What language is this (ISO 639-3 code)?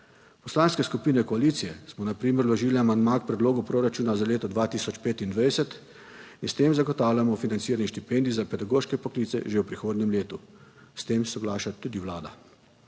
slv